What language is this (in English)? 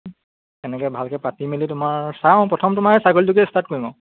Assamese